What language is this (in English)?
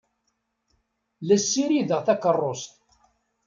Kabyle